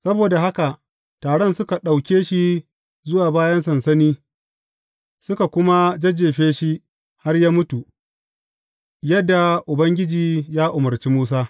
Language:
Hausa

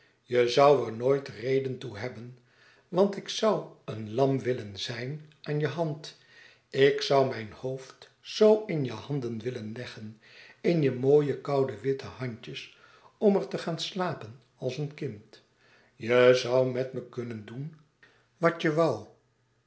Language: Dutch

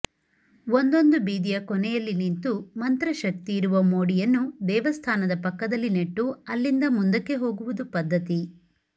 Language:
Kannada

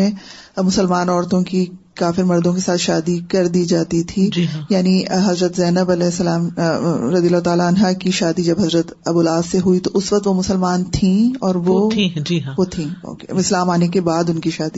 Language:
Urdu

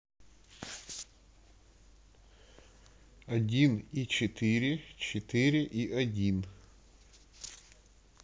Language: Russian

